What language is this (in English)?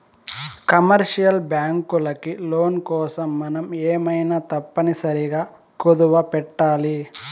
Telugu